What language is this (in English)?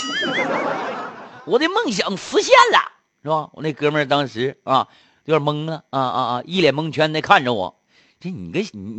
Chinese